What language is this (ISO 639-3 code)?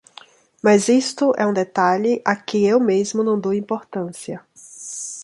por